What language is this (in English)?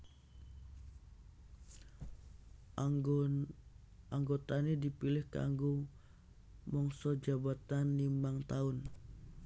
Javanese